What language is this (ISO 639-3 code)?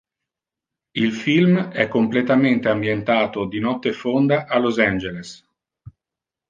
ita